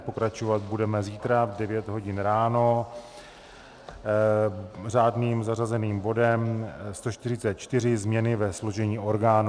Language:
Czech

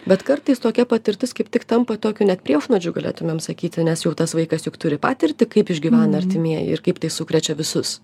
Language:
Lithuanian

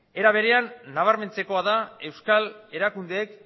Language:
Basque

